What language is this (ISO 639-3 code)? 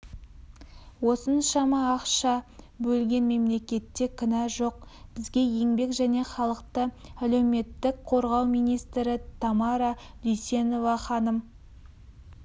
kaz